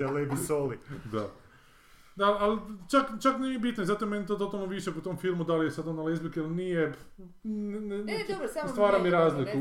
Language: Croatian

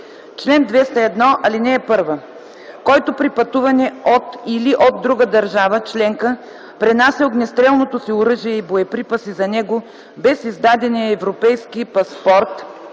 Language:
Bulgarian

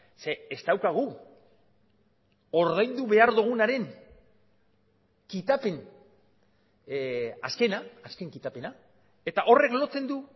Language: Basque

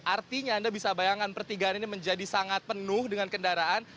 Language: Indonesian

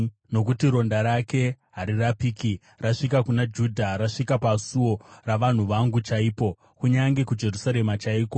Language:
Shona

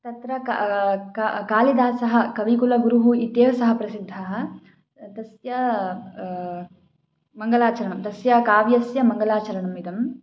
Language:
Sanskrit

